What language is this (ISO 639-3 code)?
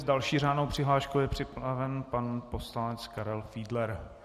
ces